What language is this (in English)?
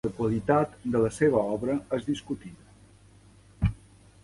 Catalan